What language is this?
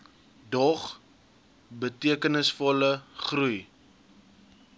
Afrikaans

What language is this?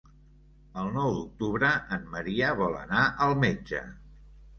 Catalan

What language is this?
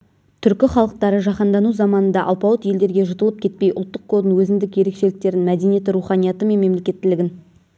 Kazakh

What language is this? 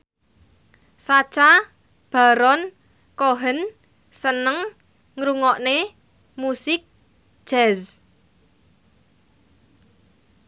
Javanese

